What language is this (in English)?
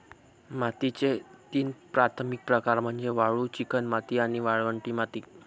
Marathi